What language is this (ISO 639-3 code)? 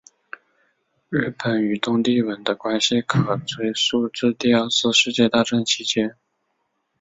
zho